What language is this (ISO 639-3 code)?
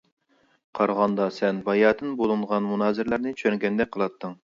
uig